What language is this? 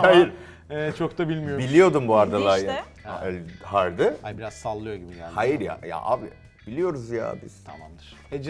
Turkish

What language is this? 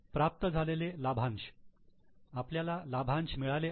Marathi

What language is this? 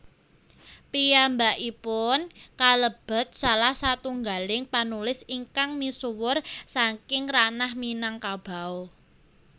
Javanese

